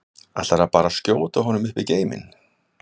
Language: Icelandic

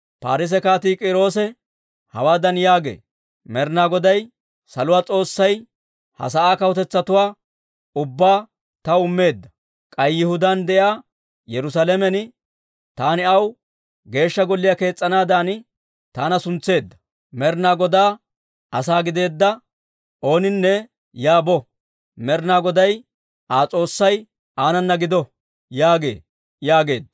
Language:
Dawro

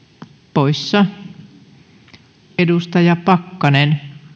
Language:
Finnish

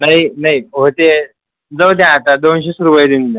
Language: Marathi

